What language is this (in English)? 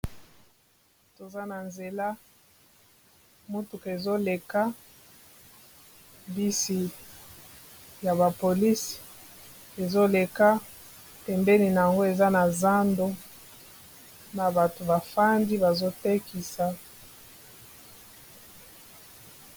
Lingala